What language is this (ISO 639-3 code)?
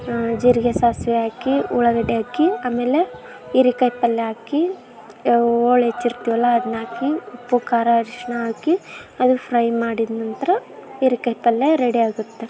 kan